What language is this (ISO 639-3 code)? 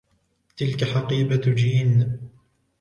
ara